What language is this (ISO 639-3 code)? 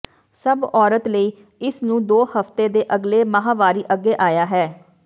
pan